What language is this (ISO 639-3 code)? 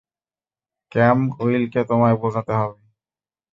ben